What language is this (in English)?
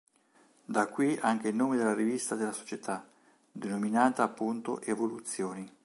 Italian